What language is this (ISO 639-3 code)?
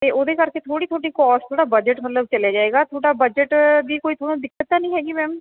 pan